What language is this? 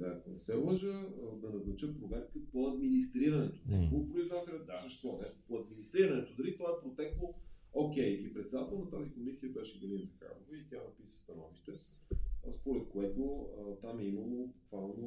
Bulgarian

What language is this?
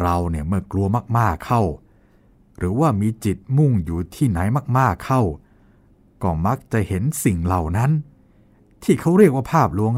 Thai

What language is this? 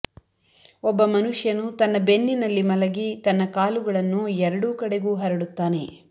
Kannada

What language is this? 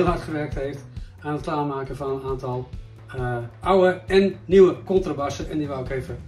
Dutch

